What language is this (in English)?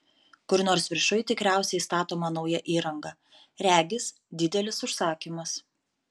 Lithuanian